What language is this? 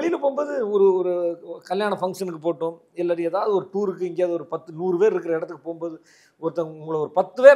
Tamil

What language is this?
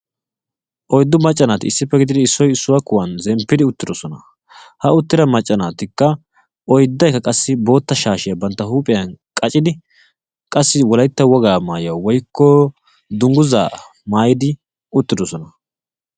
Wolaytta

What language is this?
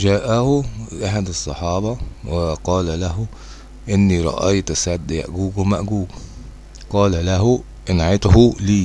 Arabic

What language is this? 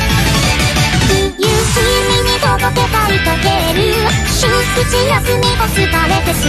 Thai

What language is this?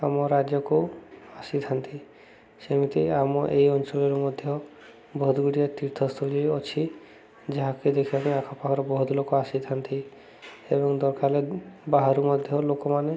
Odia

